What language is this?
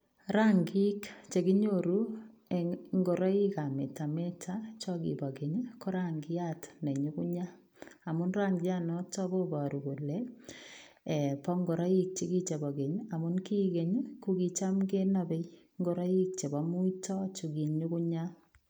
Kalenjin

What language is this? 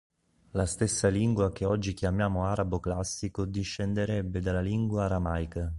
Italian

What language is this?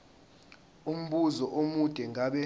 Zulu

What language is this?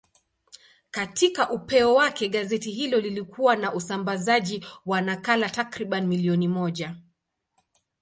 Swahili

